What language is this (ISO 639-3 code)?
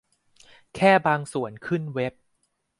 tha